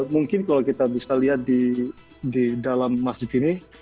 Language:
Indonesian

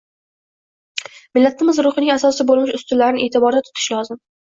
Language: Uzbek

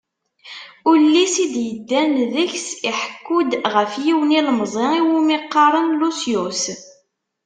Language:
Kabyle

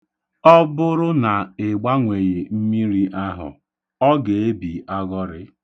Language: Igbo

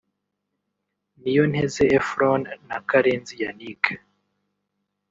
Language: Kinyarwanda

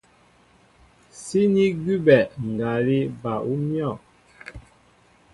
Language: Mbo (Cameroon)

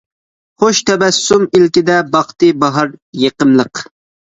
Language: Uyghur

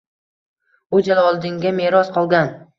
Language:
Uzbek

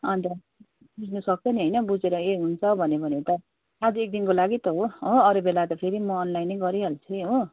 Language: Nepali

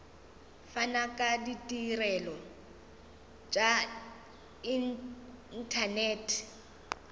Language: Northern Sotho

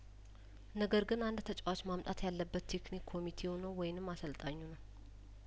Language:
Amharic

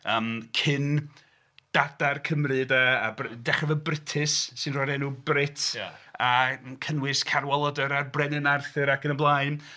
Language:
Welsh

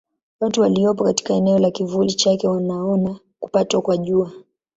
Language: Swahili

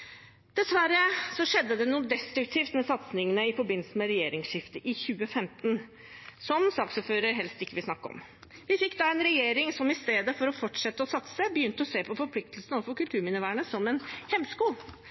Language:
Norwegian Bokmål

